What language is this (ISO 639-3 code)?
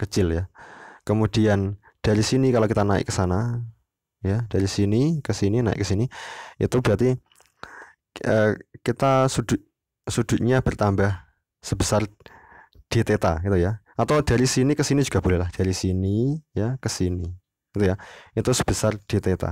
ind